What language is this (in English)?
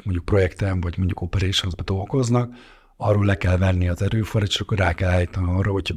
Hungarian